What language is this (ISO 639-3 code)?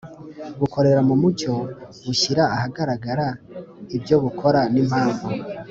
kin